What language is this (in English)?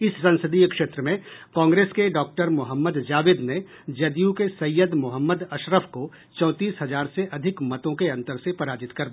Hindi